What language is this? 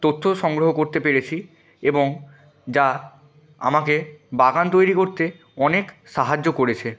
Bangla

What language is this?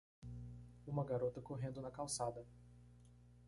Portuguese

